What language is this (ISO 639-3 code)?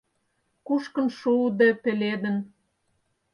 chm